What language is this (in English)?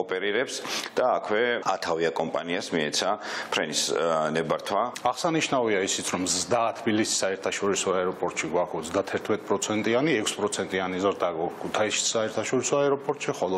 Romanian